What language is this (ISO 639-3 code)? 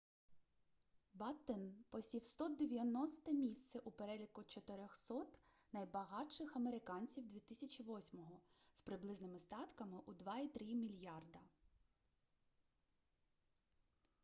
ukr